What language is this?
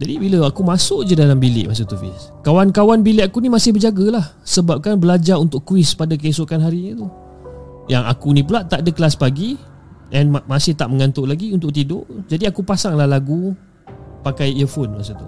Malay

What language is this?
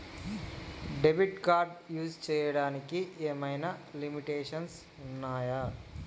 Telugu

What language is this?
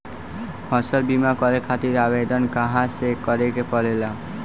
Bhojpuri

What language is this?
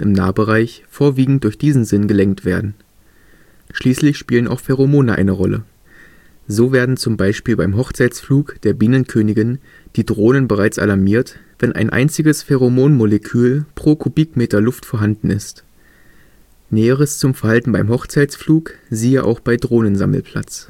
German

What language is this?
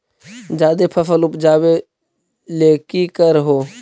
Magahi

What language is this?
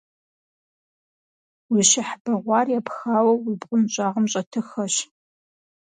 Kabardian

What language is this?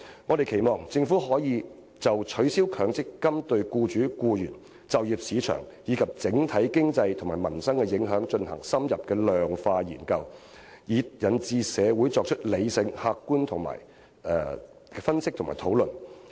Cantonese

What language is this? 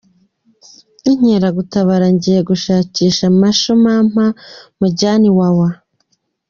Kinyarwanda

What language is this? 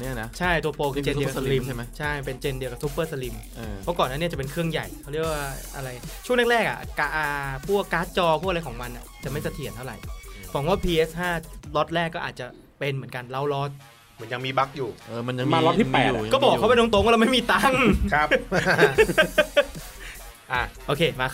Thai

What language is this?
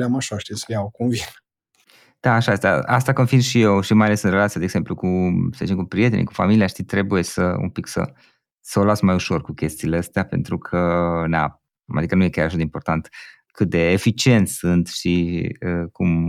Romanian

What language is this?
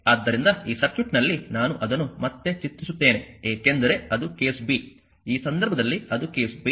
Kannada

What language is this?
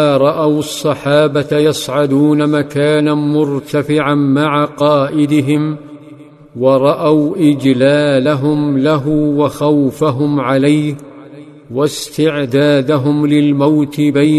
Arabic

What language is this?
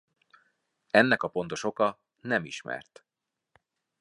Hungarian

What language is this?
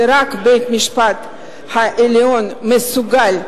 Hebrew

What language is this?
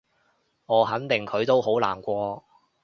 Cantonese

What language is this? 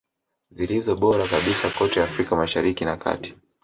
Swahili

